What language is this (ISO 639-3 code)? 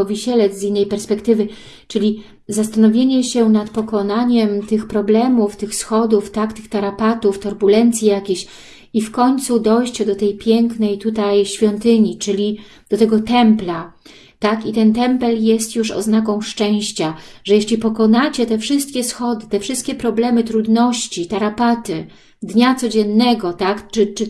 pol